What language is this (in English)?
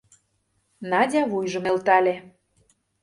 Mari